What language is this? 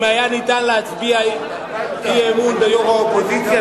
Hebrew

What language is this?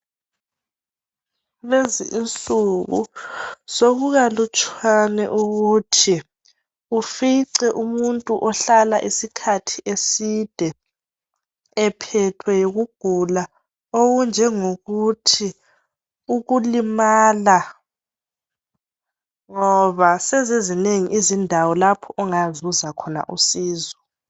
North Ndebele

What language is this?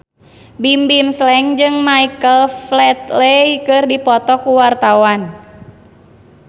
Sundanese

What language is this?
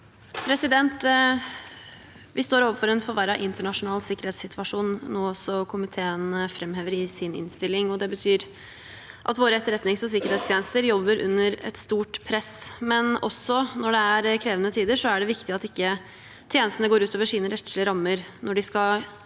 Norwegian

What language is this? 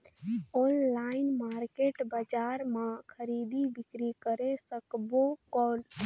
Chhattisgarhi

